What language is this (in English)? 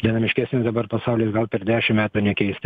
Lithuanian